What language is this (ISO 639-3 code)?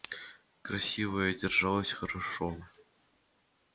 rus